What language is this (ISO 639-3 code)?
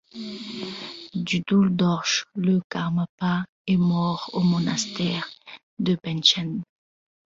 fra